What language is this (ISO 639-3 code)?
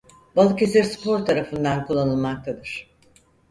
tur